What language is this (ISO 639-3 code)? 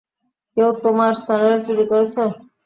ben